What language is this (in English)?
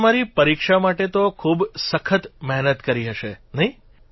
Gujarati